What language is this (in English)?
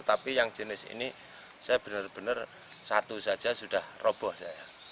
Indonesian